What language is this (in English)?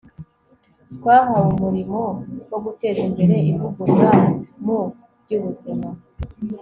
Kinyarwanda